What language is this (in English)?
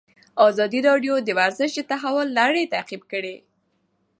Pashto